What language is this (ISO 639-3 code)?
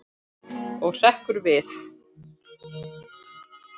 isl